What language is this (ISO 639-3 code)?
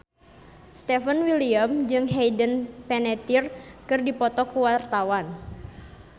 sun